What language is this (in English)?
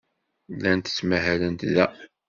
Kabyle